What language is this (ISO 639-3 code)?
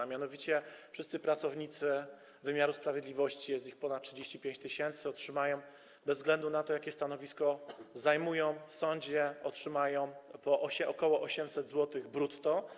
pol